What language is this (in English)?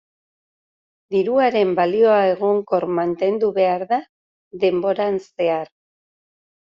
Basque